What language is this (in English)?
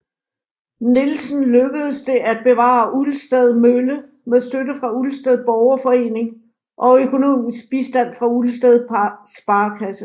Danish